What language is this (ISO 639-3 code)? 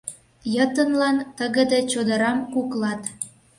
chm